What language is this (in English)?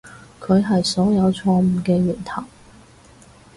Cantonese